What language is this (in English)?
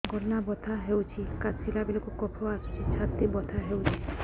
Odia